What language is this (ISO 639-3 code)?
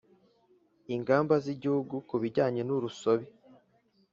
kin